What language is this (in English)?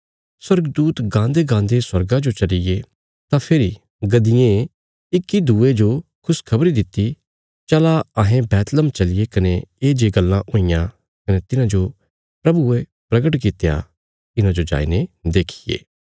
Bilaspuri